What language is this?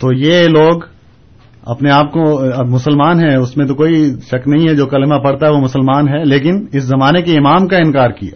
Urdu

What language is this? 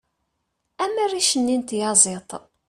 Kabyle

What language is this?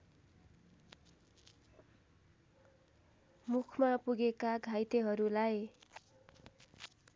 Nepali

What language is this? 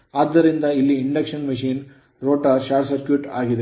Kannada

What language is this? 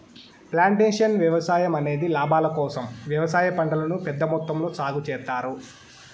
Telugu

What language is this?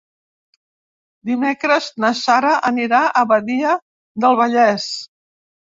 Catalan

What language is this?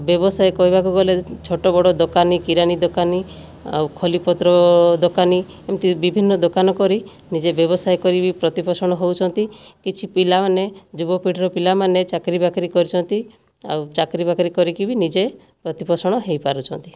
Odia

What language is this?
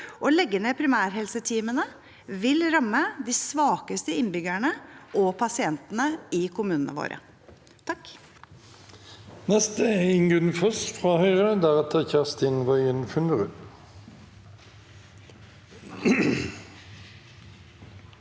Norwegian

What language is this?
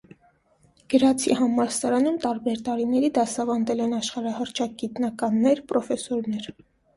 Armenian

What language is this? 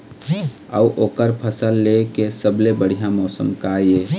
Chhattisgarhi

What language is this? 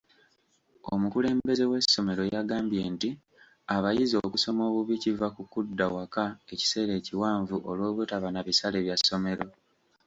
Ganda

